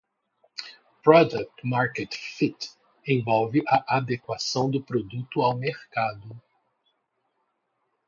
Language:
Portuguese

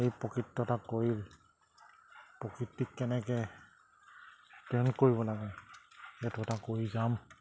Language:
Assamese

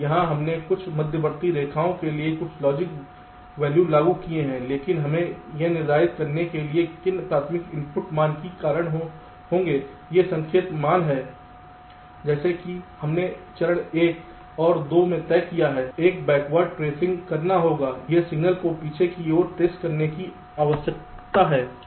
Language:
Hindi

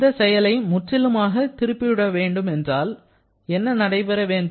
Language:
Tamil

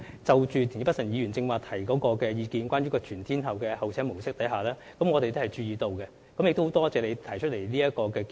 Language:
Cantonese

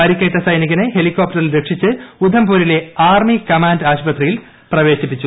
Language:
Malayalam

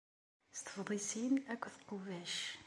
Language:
Kabyle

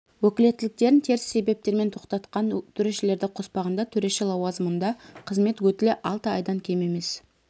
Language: Kazakh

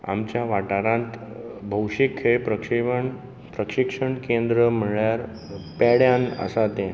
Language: Konkani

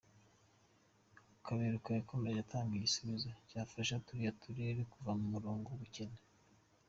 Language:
Kinyarwanda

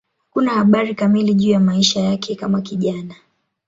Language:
Swahili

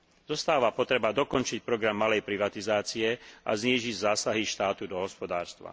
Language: Slovak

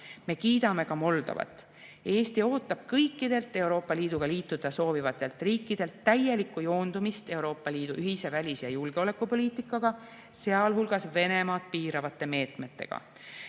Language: Estonian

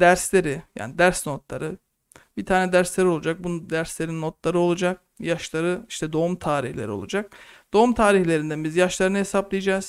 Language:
Turkish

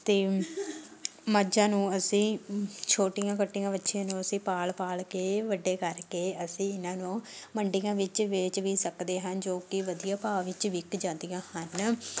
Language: Punjabi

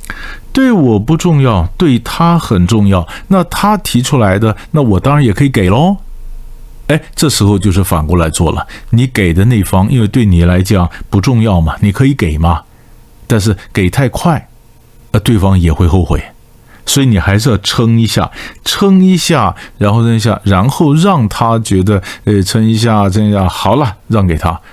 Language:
Chinese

